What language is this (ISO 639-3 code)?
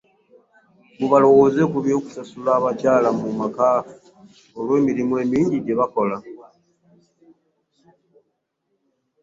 lug